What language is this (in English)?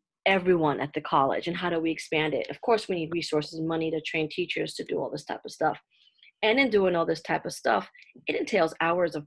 English